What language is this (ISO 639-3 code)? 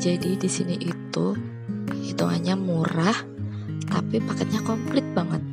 ind